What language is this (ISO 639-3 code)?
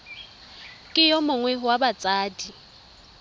tsn